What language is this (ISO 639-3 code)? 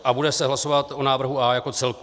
ces